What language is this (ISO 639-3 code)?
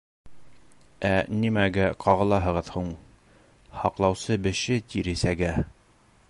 bak